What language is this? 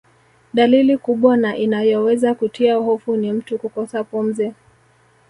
Swahili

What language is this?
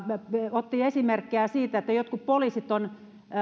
Finnish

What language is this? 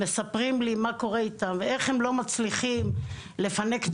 Hebrew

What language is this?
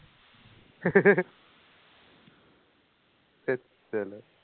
Assamese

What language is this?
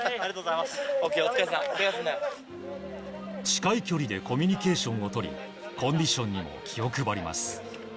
Japanese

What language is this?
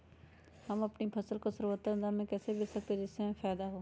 Magahi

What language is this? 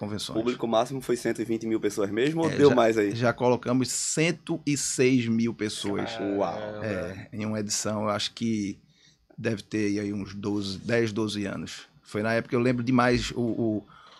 Portuguese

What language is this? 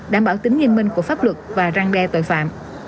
Vietnamese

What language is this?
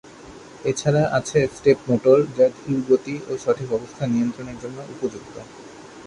Bangla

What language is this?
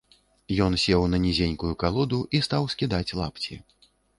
Belarusian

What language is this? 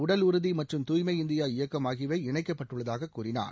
Tamil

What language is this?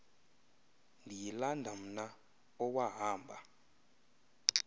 Xhosa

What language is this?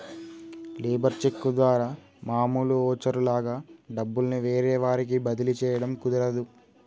Telugu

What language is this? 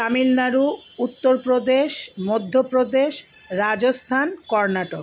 Bangla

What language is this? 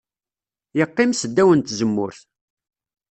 Kabyle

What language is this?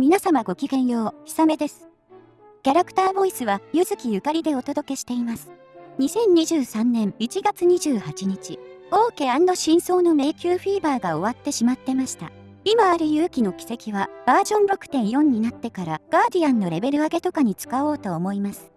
Japanese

